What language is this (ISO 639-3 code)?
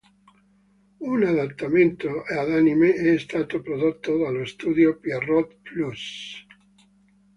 ita